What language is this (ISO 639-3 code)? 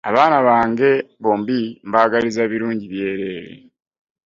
lug